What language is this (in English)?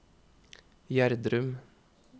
Norwegian